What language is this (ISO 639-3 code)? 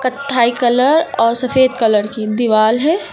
hin